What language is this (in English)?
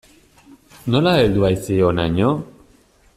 Basque